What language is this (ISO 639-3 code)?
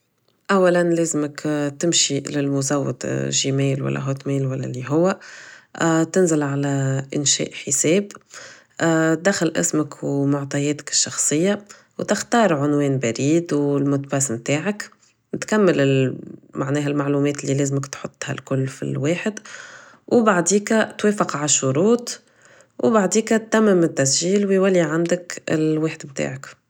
aeb